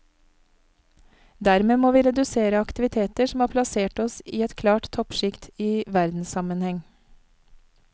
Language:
Norwegian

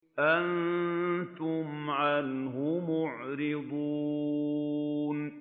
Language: Arabic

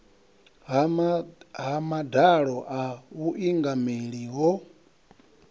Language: Venda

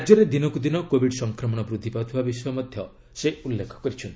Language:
Odia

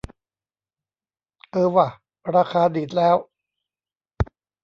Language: Thai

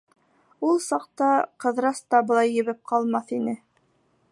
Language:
Bashkir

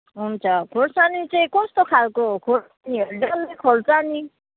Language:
Nepali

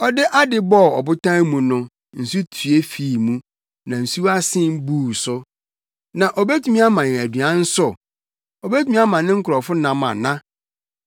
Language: Akan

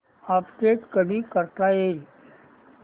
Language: Marathi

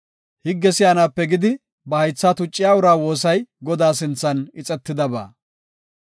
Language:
Gofa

